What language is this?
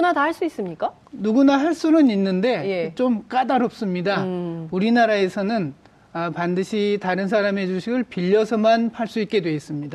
Korean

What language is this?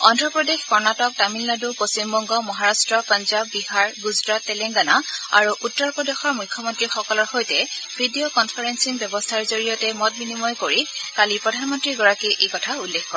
Assamese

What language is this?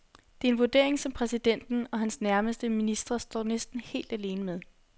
Danish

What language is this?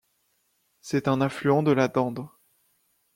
French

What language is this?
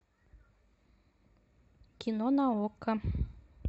Russian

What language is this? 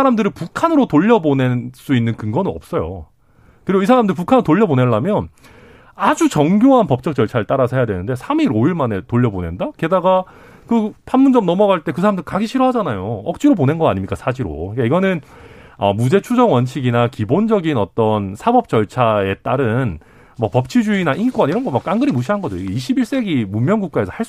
Korean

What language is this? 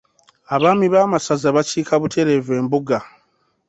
Ganda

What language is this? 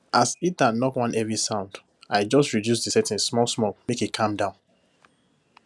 Nigerian Pidgin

